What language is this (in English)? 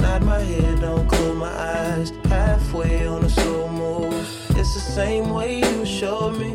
Bulgarian